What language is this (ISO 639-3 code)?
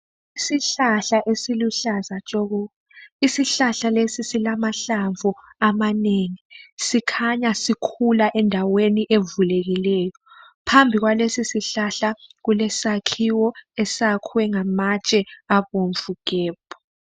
nde